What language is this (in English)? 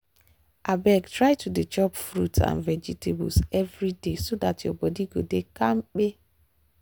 Nigerian Pidgin